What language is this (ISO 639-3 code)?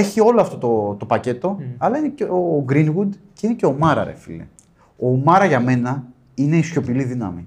ell